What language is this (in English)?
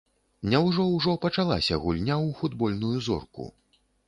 Belarusian